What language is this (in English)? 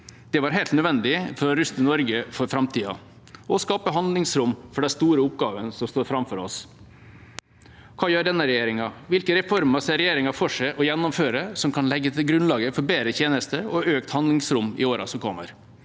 Norwegian